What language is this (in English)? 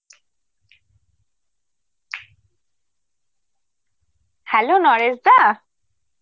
Bangla